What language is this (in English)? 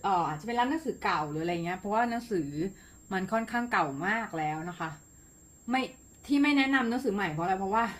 Thai